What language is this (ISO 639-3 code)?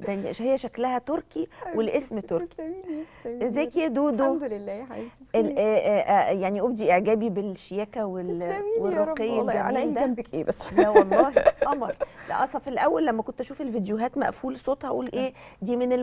ara